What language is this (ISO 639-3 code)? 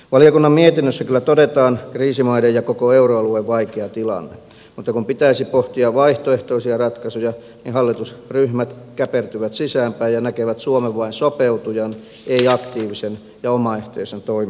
fin